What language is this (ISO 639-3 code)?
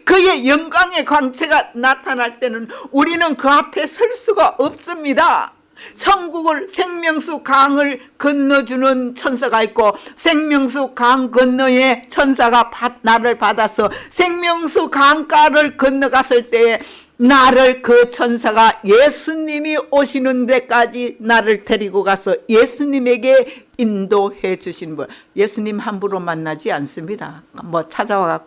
kor